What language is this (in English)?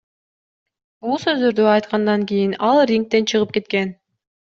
Kyrgyz